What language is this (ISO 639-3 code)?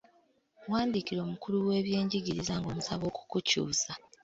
lug